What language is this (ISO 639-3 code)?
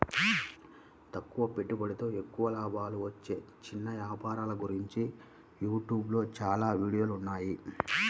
tel